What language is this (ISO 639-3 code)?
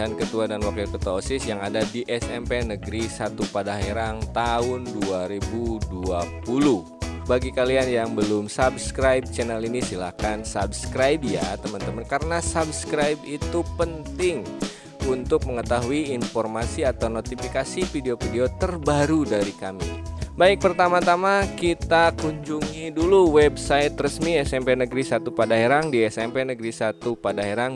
ind